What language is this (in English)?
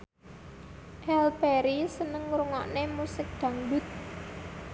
Javanese